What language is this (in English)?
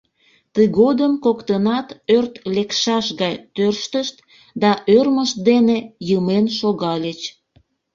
Mari